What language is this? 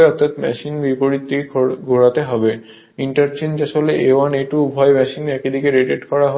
Bangla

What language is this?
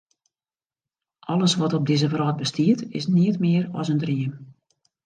Western Frisian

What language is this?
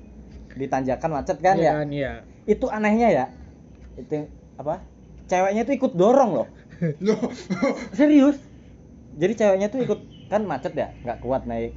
Indonesian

